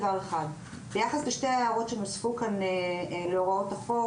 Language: Hebrew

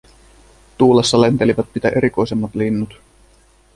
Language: Finnish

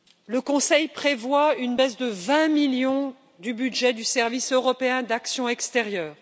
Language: French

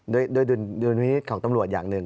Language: Thai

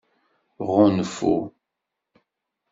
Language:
Kabyle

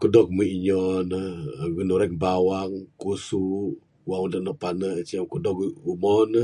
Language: Bukar-Sadung Bidayuh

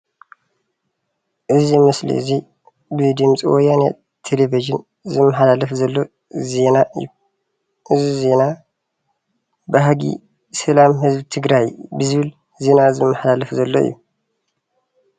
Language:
Tigrinya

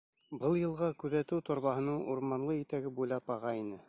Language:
Bashkir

